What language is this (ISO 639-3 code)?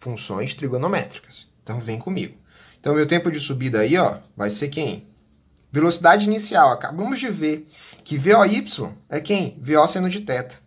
por